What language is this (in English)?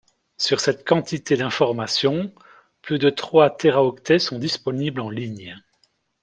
French